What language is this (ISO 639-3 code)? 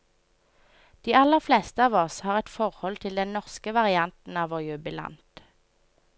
nor